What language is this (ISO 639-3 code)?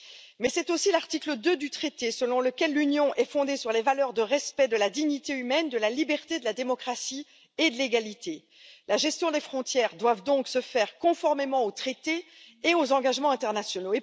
fra